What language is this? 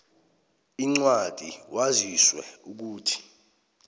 South Ndebele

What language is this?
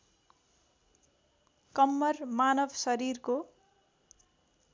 Nepali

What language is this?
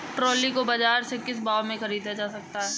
Hindi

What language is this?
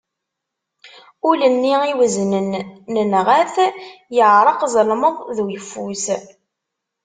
Kabyle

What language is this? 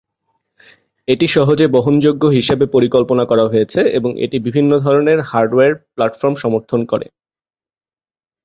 Bangla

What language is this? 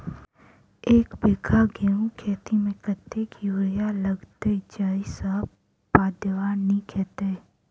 Maithili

